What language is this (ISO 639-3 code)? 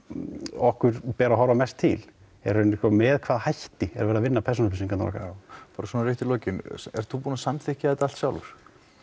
isl